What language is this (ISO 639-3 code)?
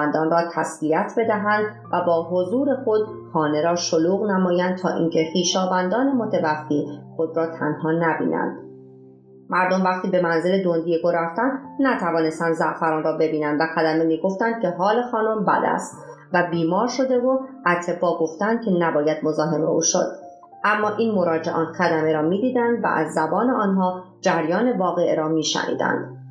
fas